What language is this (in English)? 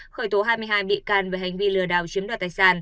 Vietnamese